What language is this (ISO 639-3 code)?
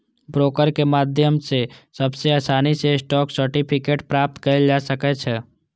mai